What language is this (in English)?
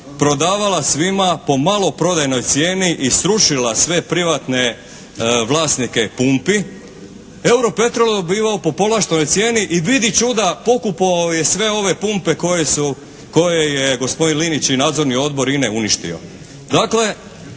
Croatian